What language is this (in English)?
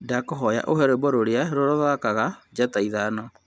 Kikuyu